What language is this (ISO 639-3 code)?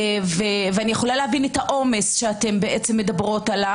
heb